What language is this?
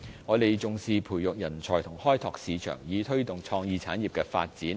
Cantonese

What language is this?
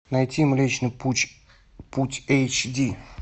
Russian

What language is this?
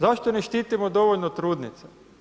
Croatian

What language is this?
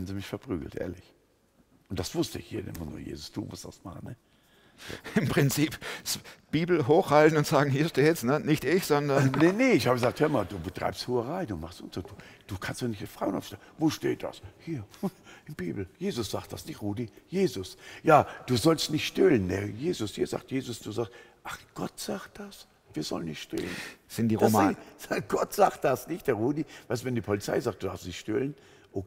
German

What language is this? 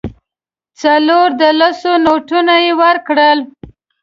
Pashto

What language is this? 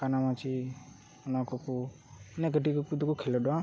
Santali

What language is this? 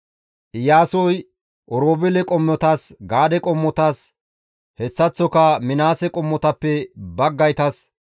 Gamo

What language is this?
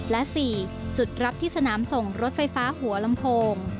Thai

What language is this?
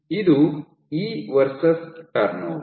Kannada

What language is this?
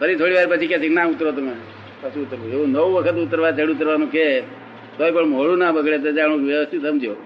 Gujarati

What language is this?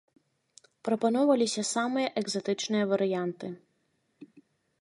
Belarusian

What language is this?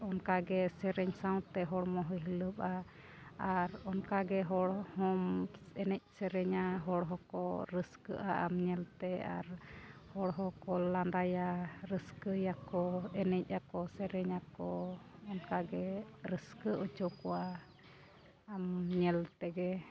Santali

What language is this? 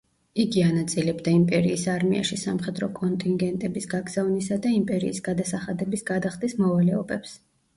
Georgian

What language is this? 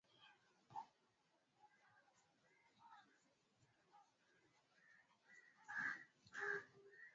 Swahili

